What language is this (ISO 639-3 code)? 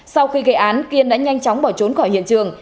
vie